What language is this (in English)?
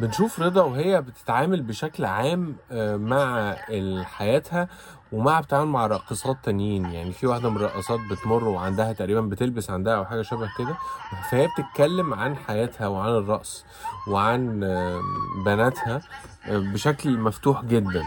Arabic